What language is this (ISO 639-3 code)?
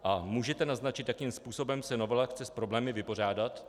ces